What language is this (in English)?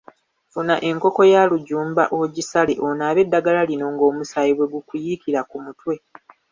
Ganda